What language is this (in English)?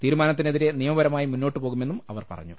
Malayalam